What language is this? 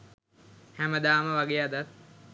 Sinhala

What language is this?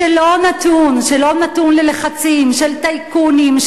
Hebrew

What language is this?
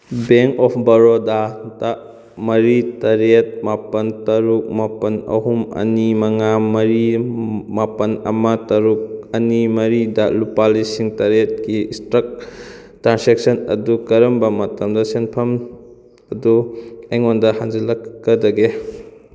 Manipuri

